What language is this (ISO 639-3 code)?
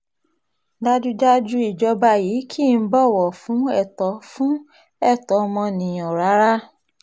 yor